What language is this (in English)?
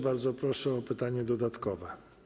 Polish